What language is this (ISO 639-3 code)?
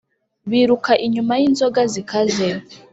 kin